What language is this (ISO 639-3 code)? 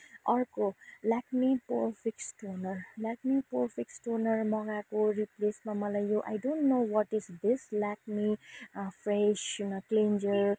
nep